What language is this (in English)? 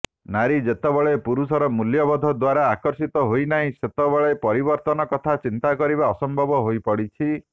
Odia